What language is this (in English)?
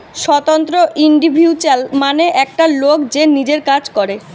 Bangla